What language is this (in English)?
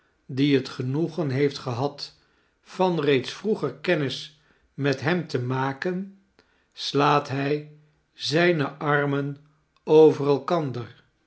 Dutch